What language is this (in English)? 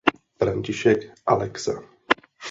Czech